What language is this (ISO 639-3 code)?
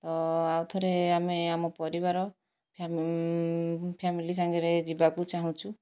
ori